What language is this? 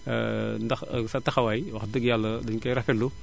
Wolof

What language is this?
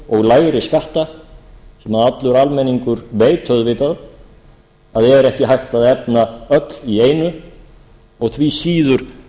Icelandic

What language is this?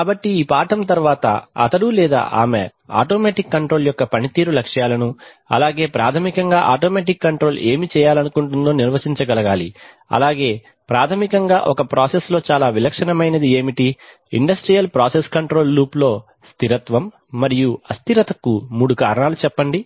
Telugu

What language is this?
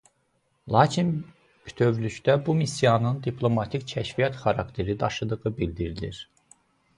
Azerbaijani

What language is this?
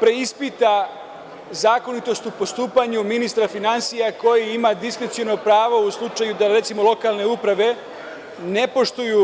Serbian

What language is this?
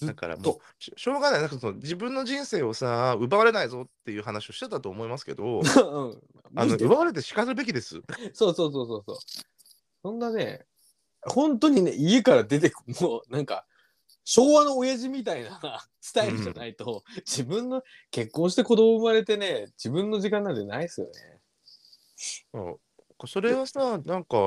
Japanese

